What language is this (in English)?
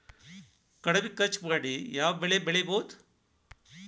Kannada